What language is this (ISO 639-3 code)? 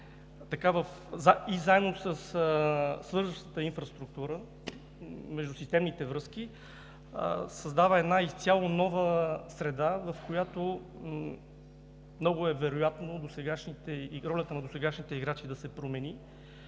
bul